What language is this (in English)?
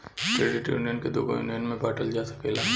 Bhojpuri